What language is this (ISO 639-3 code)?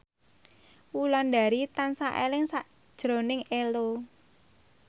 jav